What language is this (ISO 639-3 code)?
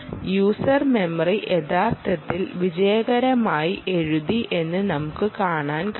mal